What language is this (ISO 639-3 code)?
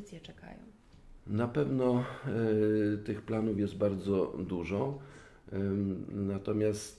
pol